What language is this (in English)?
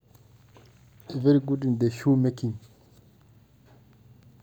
Masai